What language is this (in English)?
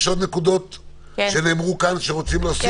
Hebrew